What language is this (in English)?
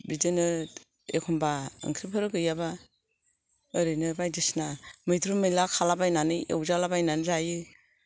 Bodo